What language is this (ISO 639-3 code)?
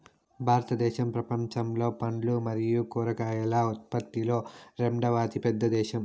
tel